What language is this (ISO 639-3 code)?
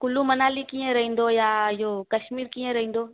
snd